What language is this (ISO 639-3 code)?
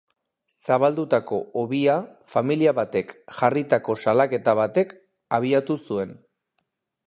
eus